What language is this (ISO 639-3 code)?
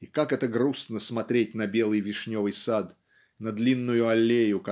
rus